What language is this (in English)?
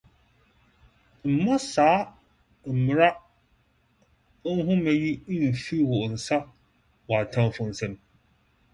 Akan